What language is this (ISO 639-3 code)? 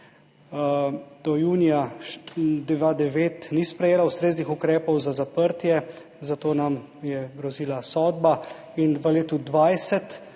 slv